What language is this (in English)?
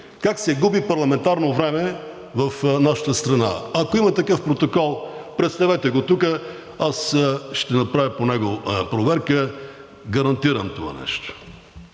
Bulgarian